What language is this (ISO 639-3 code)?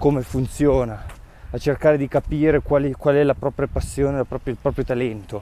ita